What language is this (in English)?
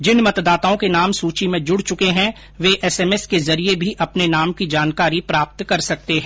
Hindi